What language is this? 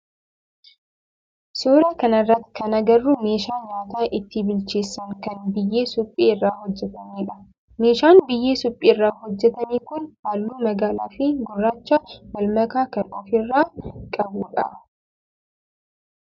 Oromo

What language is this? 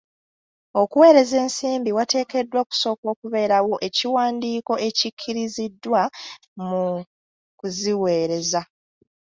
Ganda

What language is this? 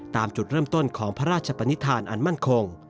Thai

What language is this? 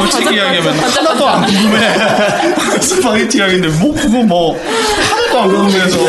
Korean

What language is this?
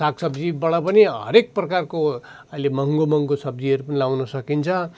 Nepali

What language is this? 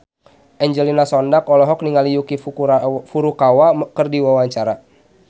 Sundanese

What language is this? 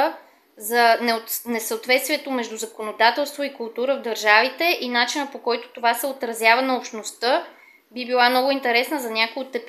Bulgarian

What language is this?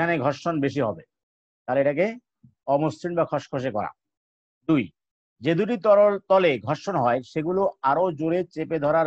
Hindi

